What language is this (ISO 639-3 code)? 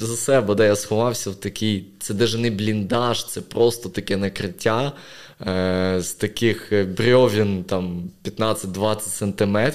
ukr